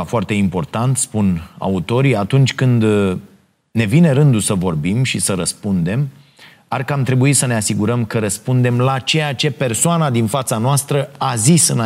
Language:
Romanian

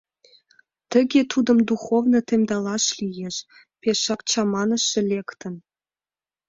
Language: Mari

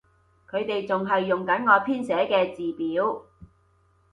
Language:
Cantonese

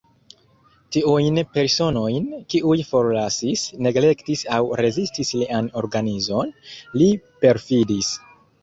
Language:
Esperanto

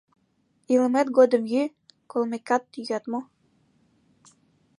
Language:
Mari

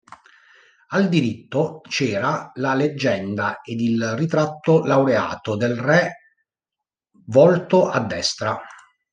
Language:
Italian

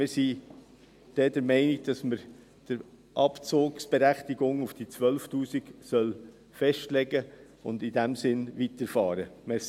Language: Swiss German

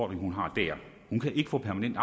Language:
Danish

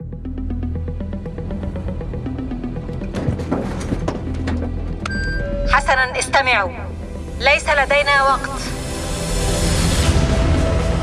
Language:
Arabic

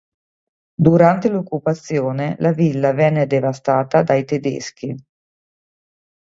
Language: Italian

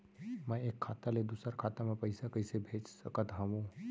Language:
Chhattisgarhi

